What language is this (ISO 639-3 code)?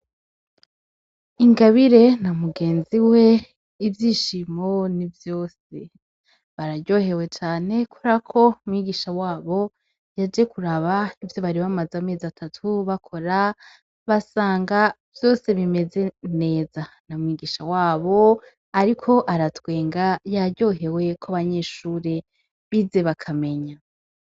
run